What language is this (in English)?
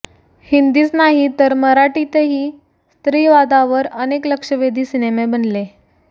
Marathi